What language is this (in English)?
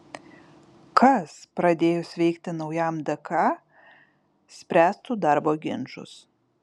Lithuanian